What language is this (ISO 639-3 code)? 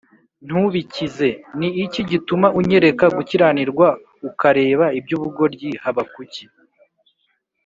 kin